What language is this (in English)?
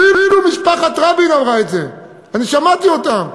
Hebrew